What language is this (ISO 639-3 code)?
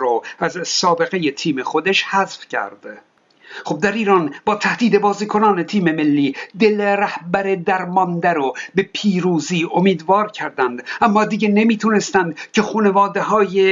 fas